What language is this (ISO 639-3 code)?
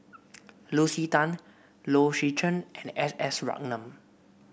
eng